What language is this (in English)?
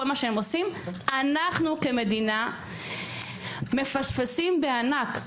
Hebrew